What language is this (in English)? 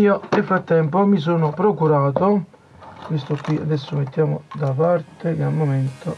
Italian